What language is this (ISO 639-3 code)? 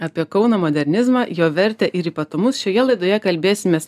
lit